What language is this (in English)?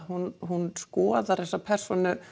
Icelandic